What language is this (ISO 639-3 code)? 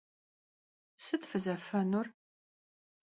kbd